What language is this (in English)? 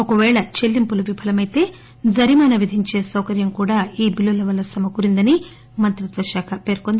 Telugu